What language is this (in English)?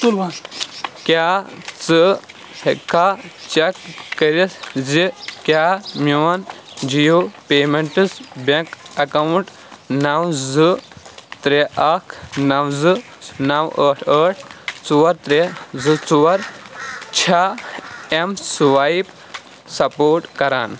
Kashmiri